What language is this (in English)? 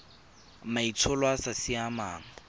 Tswana